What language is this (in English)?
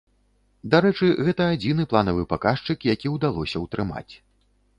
Belarusian